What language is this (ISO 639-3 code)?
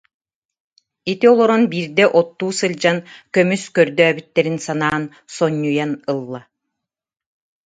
sah